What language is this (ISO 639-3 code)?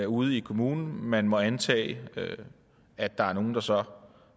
dan